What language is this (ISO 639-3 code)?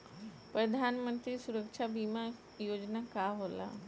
bho